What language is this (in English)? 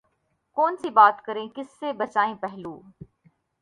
Urdu